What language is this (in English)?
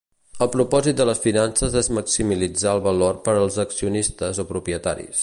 Catalan